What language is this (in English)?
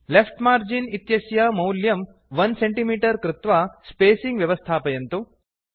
Sanskrit